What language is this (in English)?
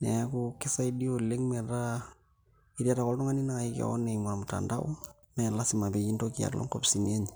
Masai